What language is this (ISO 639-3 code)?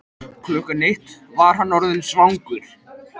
isl